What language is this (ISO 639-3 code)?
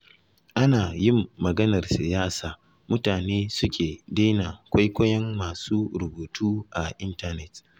hau